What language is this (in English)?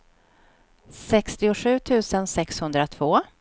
Swedish